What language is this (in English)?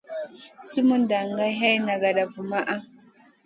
Masana